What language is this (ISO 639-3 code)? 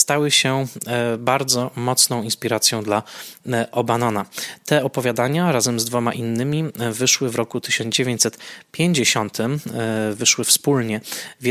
pol